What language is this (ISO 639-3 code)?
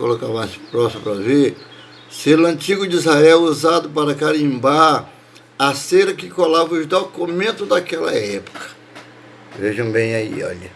por